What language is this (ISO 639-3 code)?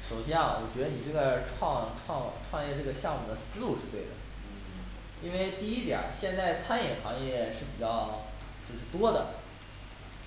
zho